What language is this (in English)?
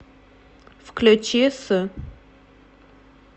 Russian